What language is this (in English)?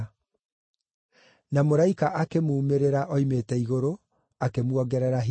Kikuyu